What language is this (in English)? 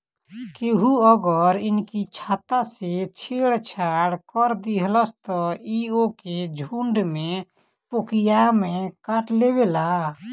Bhojpuri